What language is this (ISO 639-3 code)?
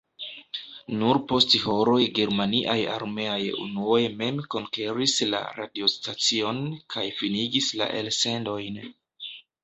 epo